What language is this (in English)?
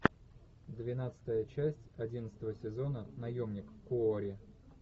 Russian